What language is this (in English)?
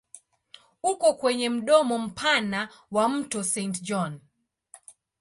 Swahili